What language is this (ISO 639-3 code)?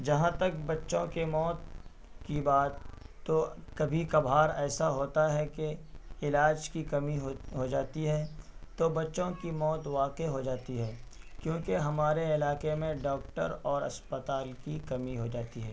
urd